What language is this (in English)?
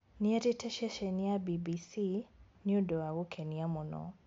Kikuyu